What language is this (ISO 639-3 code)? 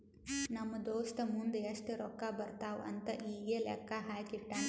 kan